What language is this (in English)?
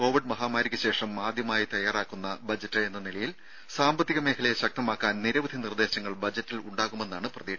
Malayalam